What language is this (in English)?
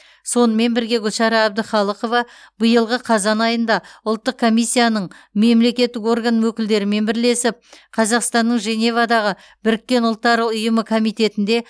Kazakh